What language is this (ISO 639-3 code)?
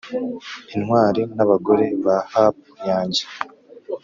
kin